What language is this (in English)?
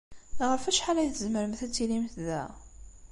Kabyle